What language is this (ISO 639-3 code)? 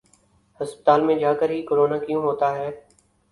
urd